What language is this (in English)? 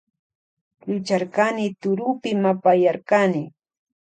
Loja Highland Quichua